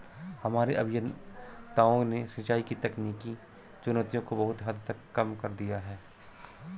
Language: Hindi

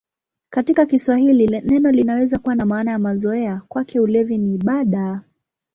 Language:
Swahili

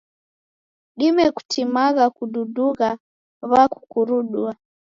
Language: Taita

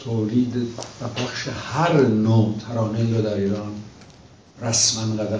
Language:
Persian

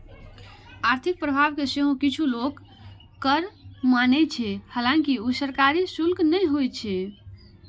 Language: Maithili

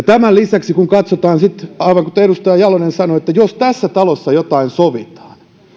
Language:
Finnish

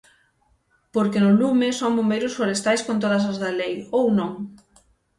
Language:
Galician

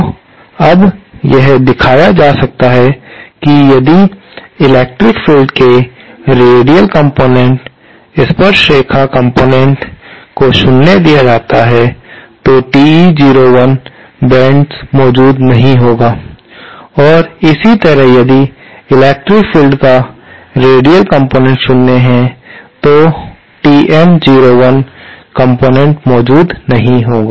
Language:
Hindi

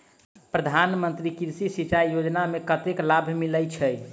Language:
Maithili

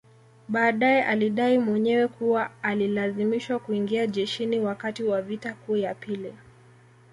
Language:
Swahili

